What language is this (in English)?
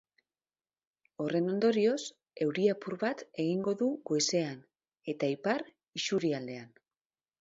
Basque